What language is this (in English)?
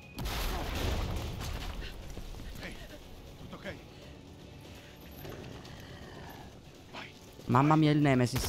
Italian